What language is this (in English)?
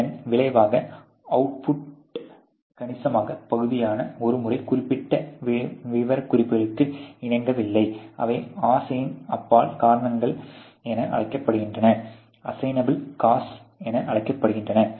Tamil